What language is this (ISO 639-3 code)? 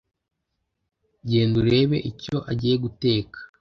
kin